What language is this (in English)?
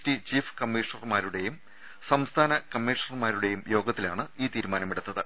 Malayalam